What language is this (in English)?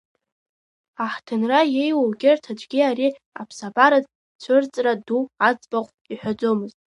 Abkhazian